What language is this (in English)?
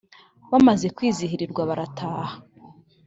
Kinyarwanda